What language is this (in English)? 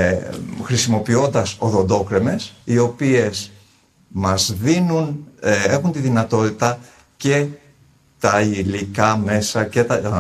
Greek